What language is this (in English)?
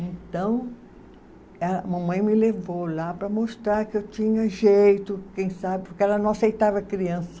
Portuguese